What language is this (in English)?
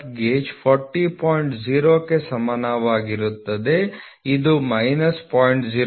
Kannada